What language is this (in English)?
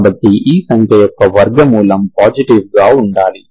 Telugu